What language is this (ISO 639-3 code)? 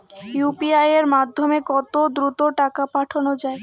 ben